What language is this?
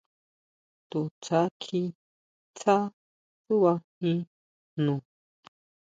Huautla Mazatec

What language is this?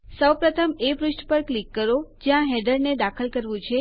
Gujarati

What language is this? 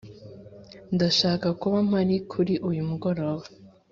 Kinyarwanda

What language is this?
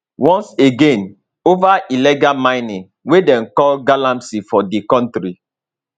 Nigerian Pidgin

